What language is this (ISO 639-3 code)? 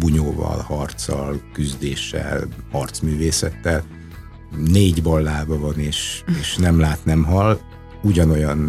hun